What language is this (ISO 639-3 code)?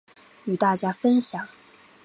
zho